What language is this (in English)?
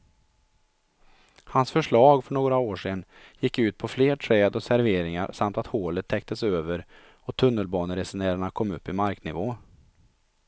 Swedish